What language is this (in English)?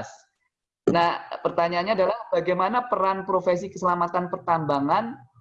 Indonesian